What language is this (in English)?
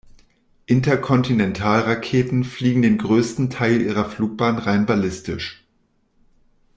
German